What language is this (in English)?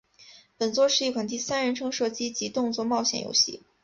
Chinese